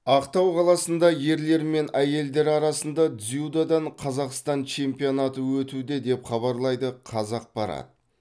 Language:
Kazakh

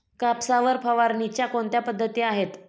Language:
Marathi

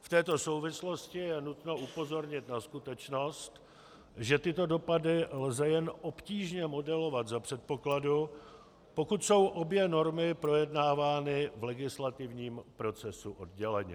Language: Czech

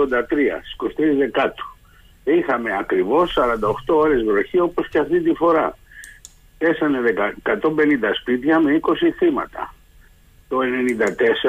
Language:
Greek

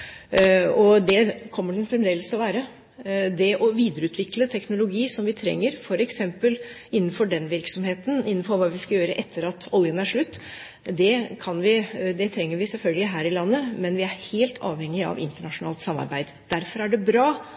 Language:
Norwegian Bokmål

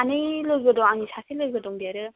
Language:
Bodo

